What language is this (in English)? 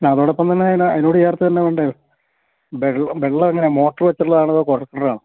Malayalam